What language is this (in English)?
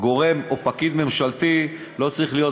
Hebrew